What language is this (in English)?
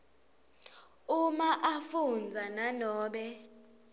Swati